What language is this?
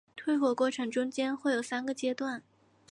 Chinese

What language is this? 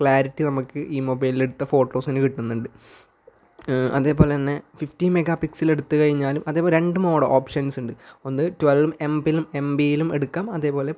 Malayalam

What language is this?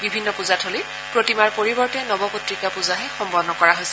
Assamese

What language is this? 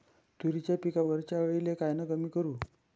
Marathi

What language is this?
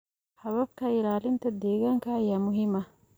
Somali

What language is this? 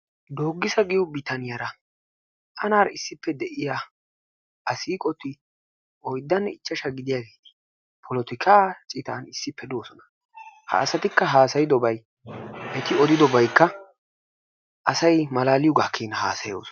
Wolaytta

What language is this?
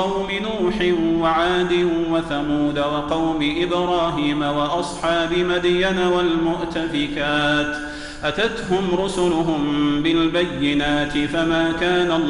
Arabic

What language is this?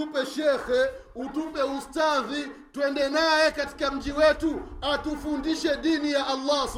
Swahili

